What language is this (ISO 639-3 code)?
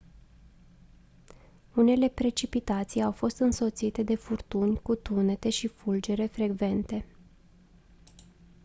ron